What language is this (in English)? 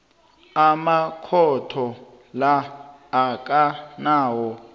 South Ndebele